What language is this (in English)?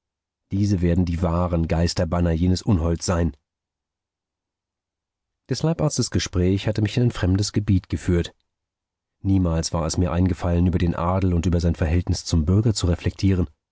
German